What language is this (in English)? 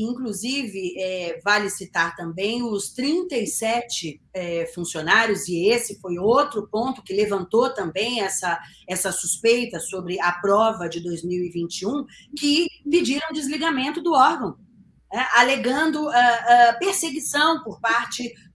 Portuguese